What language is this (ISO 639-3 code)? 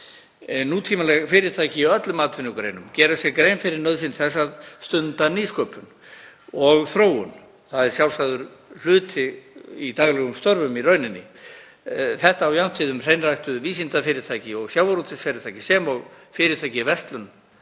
isl